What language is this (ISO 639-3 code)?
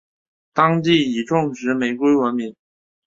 zho